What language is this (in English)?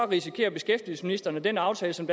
Danish